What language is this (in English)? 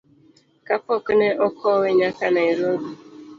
Luo (Kenya and Tanzania)